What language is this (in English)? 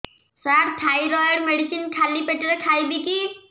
Odia